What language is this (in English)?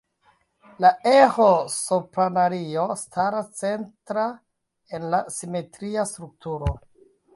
Esperanto